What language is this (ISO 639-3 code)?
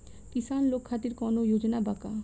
bho